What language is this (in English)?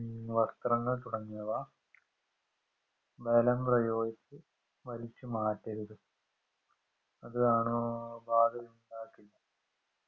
Malayalam